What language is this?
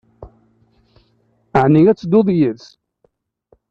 Kabyle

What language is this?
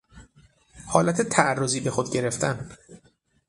Persian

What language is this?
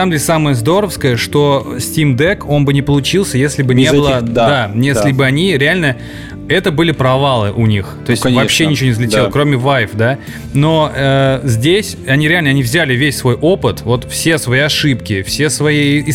Russian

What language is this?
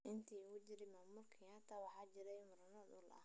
Somali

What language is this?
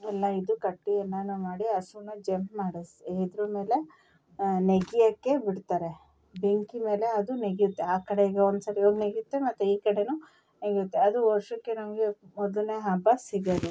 Kannada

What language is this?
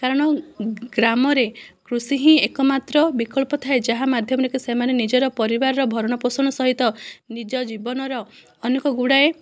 Odia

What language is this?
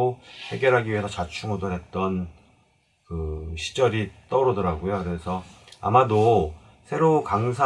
Korean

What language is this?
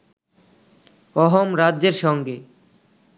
Bangla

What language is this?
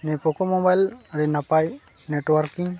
Santali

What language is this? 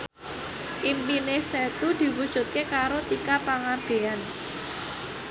Javanese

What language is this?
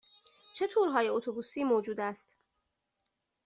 Persian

